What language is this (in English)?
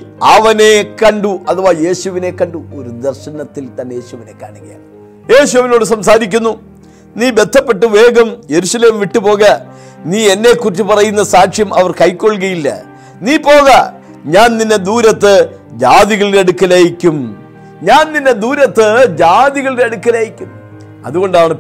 Malayalam